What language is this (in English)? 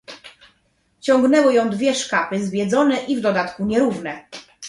Polish